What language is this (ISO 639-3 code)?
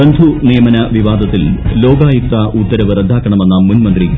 mal